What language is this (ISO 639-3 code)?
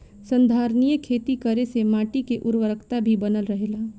bho